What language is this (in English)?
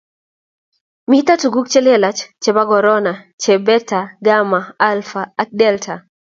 Kalenjin